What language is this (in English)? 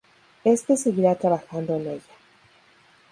Spanish